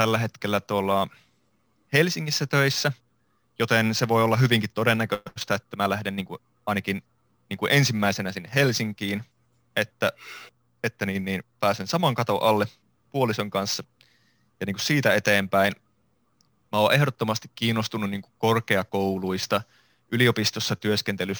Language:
Finnish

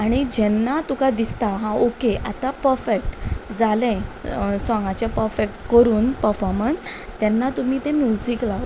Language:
Konkani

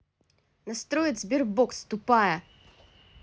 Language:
Russian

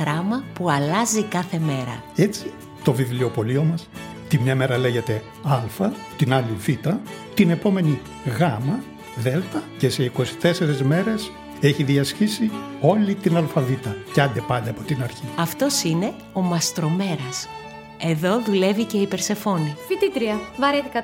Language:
Greek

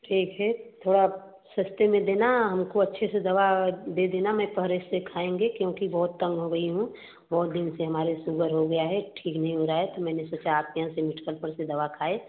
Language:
Hindi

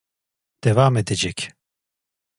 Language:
Turkish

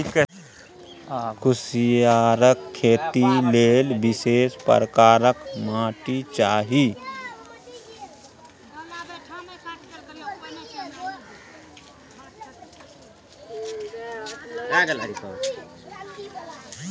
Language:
Maithili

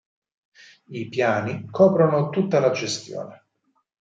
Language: Italian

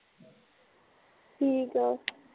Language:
Punjabi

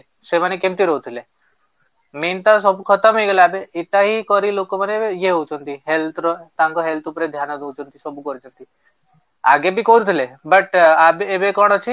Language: Odia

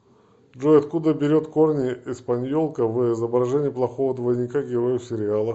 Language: Russian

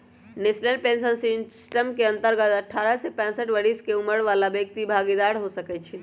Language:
Magahi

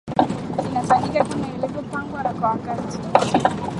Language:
Swahili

